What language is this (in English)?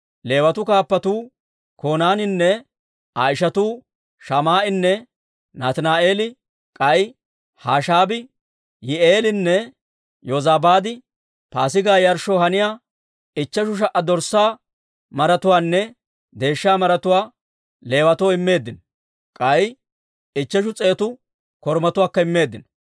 Dawro